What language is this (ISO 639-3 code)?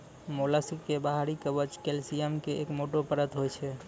mai